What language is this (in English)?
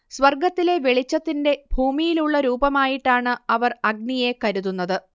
Malayalam